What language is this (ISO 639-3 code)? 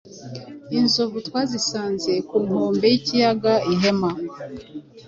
kin